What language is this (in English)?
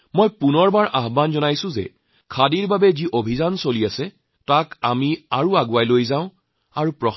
Assamese